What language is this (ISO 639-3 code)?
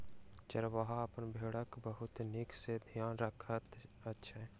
mai